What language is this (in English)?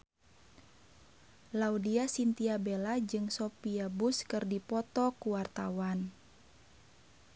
Sundanese